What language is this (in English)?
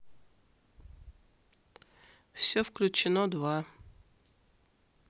Russian